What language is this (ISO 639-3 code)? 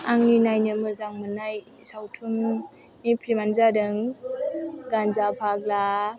brx